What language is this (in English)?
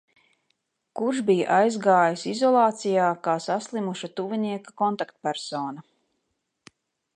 Latvian